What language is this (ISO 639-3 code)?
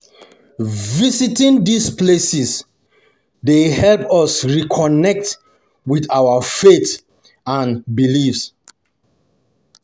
pcm